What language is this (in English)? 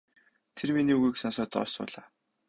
Mongolian